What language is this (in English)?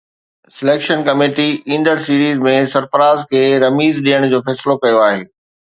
Sindhi